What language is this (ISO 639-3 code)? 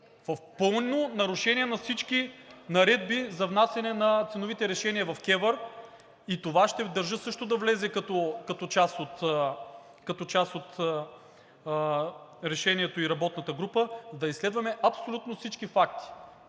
bul